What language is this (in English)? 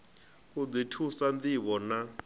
Venda